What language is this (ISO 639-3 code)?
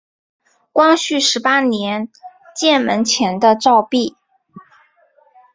zho